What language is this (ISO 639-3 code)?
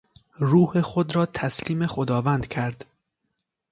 fas